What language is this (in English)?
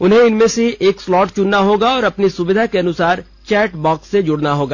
Hindi